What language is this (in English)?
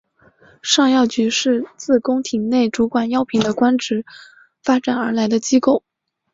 Chinese